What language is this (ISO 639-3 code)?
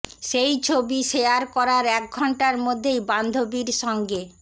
ben